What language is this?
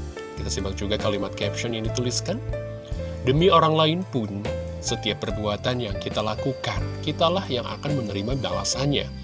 Indonesian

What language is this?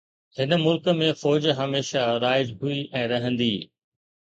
Sindhi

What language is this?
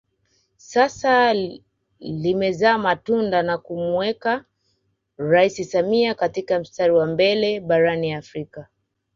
Swahili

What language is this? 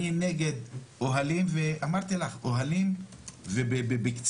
Hebrew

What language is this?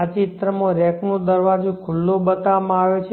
Gujarati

